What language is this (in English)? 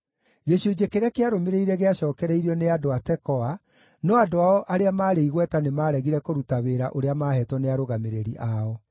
Kikuyu